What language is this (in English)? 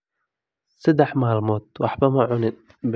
Somali